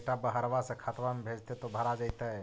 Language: Magahi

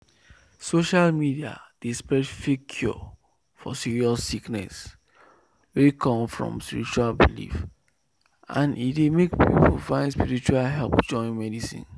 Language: Nigerian Pidgin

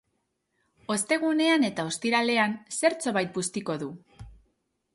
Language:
Basque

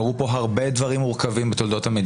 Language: Hebrew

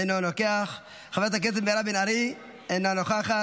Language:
Hebrew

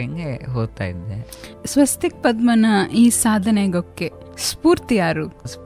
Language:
Kannada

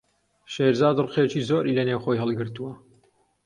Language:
Central Kurdish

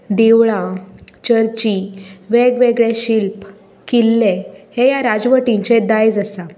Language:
Konkani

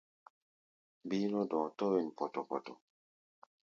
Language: Gbaya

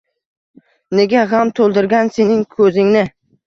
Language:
Uzbek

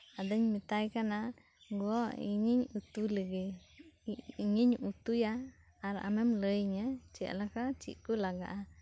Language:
Santali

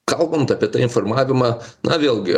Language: Lithuanian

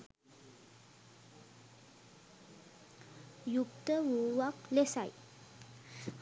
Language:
Sinhala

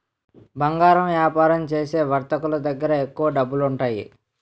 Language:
Telugu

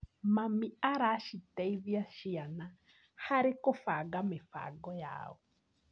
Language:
Kikuyu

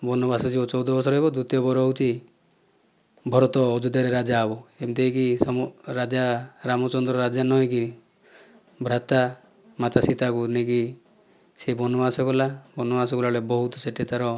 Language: Odia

